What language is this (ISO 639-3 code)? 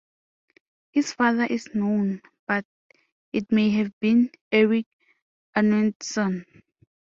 eng